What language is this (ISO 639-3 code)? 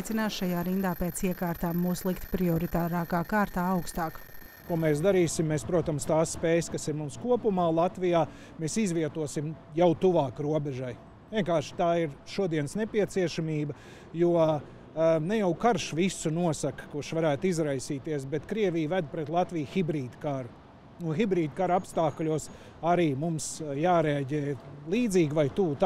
lav